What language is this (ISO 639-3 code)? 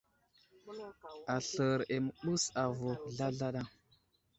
udl